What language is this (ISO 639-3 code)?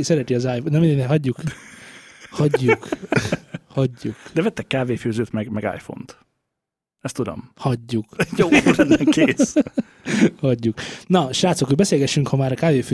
hun